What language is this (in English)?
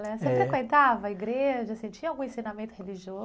Portuguese